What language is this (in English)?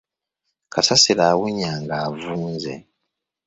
Ganda